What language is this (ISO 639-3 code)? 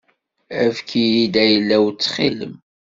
kab